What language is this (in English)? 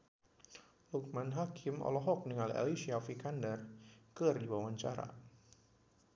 Sundanese